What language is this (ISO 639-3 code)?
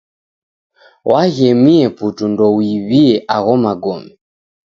dav